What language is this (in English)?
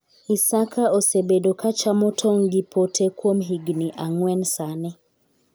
Luo (Kenya and Tanzania)